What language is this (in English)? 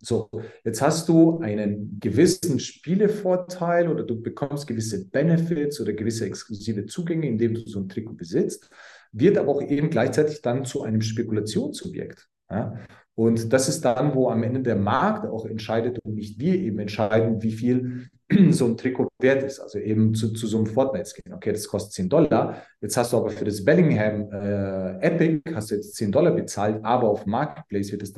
German